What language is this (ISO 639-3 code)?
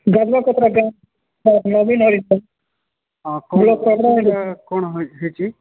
ori